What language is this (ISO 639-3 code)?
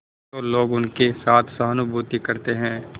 hin